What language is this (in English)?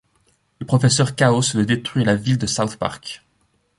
French